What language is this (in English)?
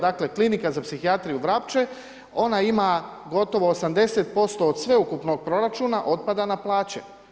Croatian